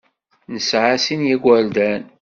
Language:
Kabyle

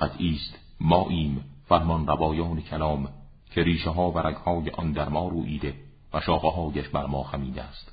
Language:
Persian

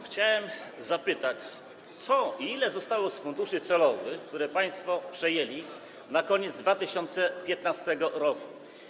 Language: Polish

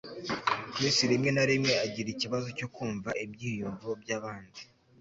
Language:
Kinyarwanda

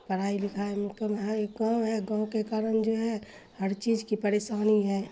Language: Urdu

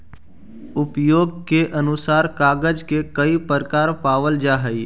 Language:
Magahi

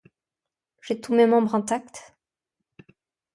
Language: French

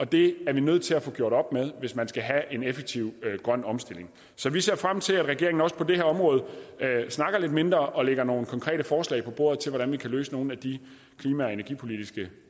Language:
Danish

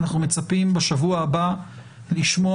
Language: Hebrew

